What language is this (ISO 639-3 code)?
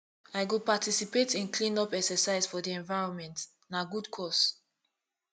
pcm